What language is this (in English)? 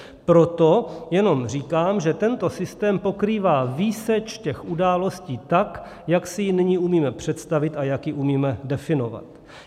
Czech